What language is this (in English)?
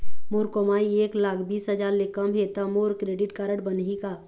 Chhattisgarhi